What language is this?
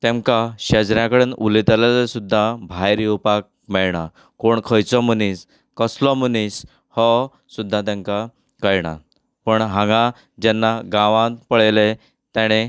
Konkani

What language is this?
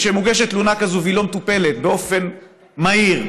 Hebrew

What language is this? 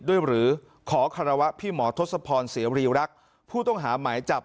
Thai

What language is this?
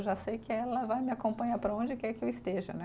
Portuguese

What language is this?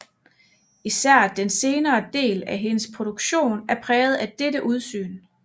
Danish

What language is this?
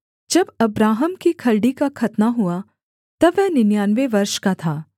Hindi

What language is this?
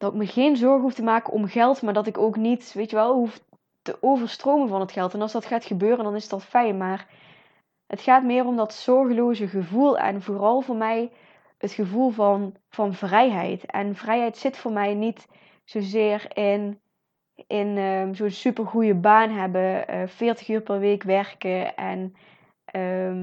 Dutch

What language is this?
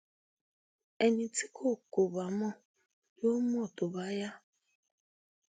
Yoruba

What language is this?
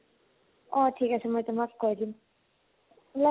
Assamese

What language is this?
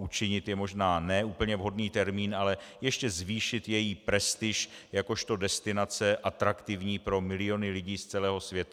Czech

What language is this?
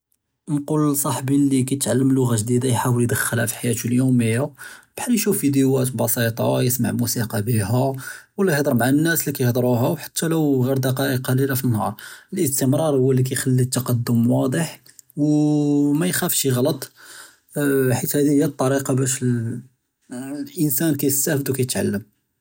Judeo-Arabic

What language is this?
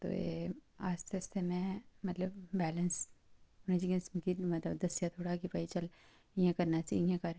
Dogri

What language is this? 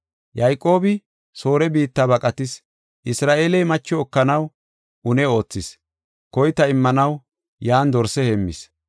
Gofa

